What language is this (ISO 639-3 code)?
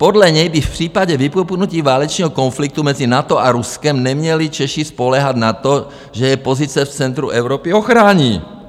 ces